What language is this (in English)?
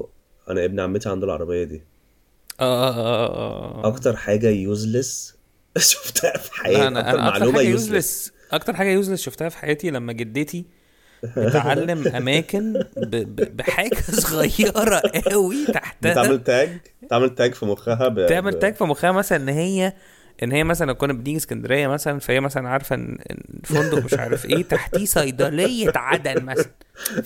Arabic